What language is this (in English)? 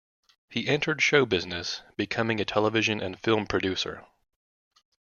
English